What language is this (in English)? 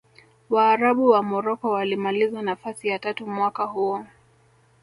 Swahili